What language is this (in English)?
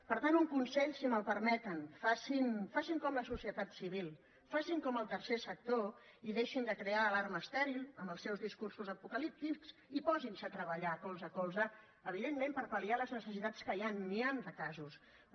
Catalan